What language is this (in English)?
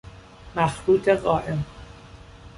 Persian